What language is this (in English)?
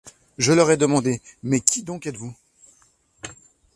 French